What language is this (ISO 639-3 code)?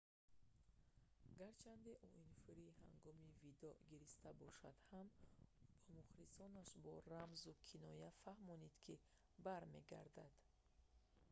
tgk